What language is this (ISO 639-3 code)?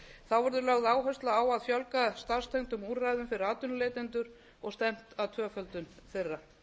isl